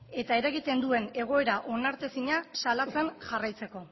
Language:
Basque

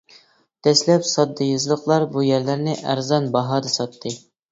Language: Uyghur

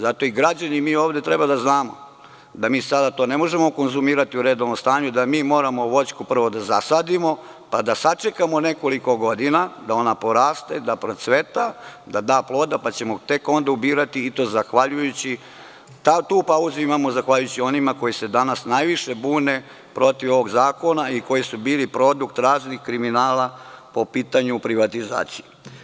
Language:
Serbian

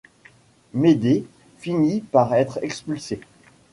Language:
French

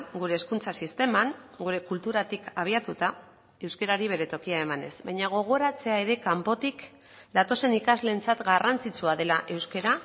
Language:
Basque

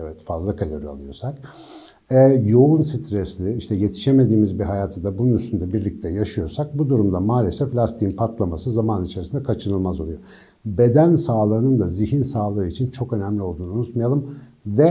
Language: Turkish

